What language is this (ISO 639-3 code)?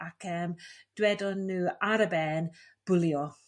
cym